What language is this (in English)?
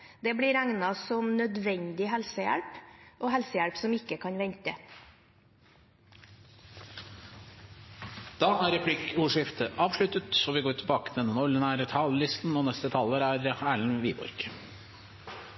Norwegian Bokmål